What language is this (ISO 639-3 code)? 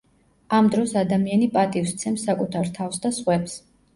kat